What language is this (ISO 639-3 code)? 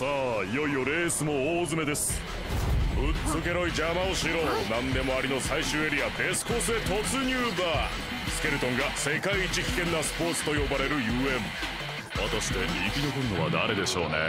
jpn